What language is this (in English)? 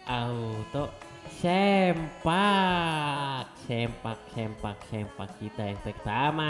Indonesian